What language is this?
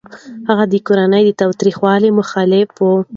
Pashto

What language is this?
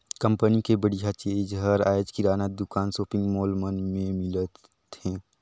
Chhattisgarhi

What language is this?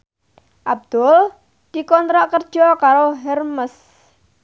Javanese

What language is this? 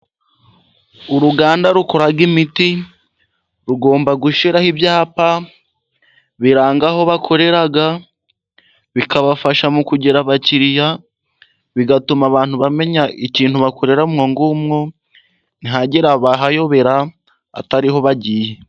Kinyarwanda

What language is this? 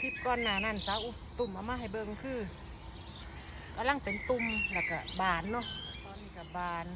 Thai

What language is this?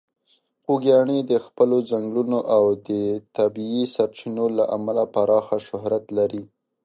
Pashto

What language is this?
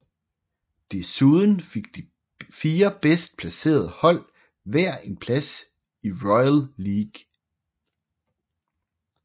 Danish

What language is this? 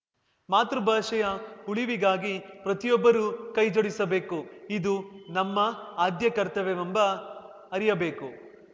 Kannada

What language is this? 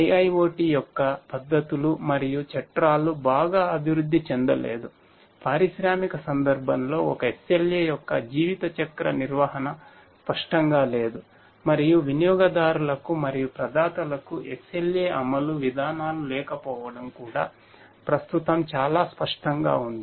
Telugu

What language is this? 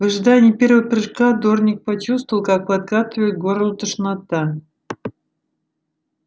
Russian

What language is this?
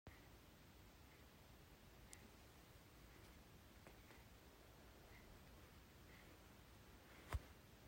Hakha Chin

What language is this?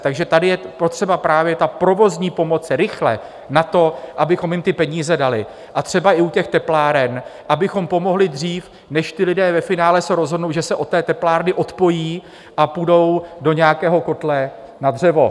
Czech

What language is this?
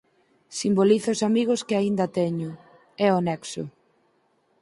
Galician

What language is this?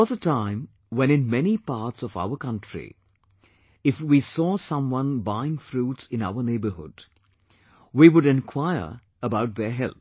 English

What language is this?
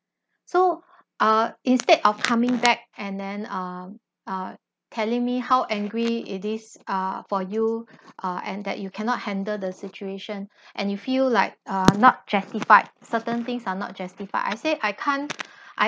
English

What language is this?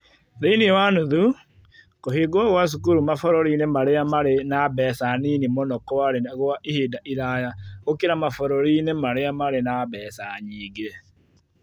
Kikuyu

